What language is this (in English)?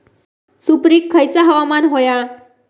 Marathi